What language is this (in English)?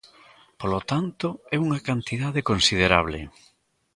Galician